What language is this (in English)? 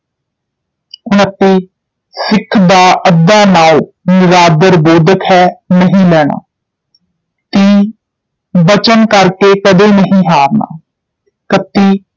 Punjabi